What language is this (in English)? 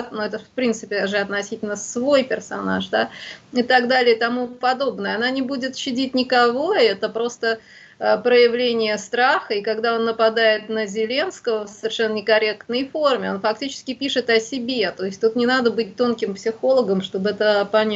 Russian